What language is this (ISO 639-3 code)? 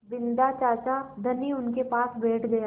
hin